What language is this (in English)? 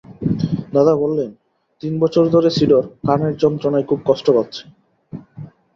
Bangla